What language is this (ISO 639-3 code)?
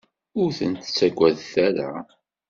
kab